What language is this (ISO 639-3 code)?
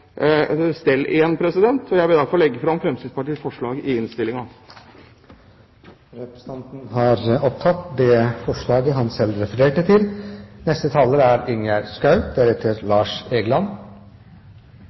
nor